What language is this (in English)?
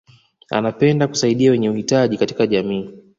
Swahili